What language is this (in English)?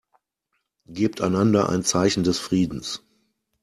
German